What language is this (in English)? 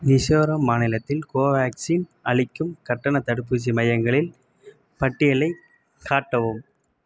Tamil